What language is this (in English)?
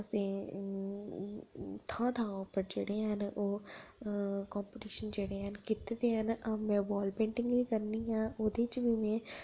Dogri